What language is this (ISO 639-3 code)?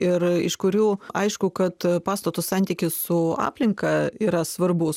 lit